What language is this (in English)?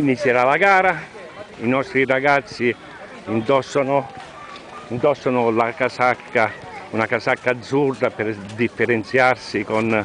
Italian